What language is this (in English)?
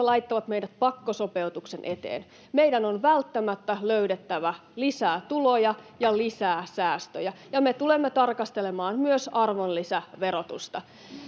Finnish